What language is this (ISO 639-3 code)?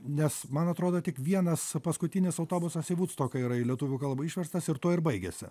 lit